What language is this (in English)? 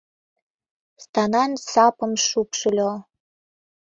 Mari